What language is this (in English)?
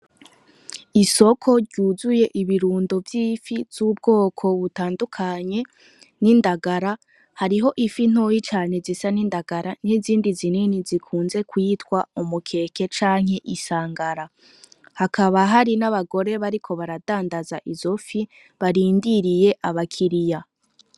Rundi